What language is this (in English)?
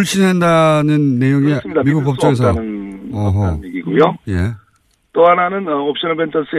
Korean